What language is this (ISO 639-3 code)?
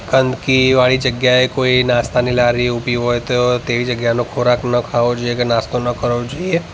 guj